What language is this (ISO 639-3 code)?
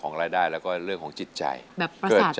tha